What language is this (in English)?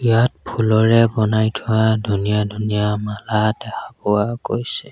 Assamese